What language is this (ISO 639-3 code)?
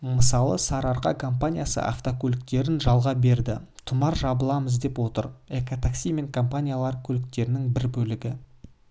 kaz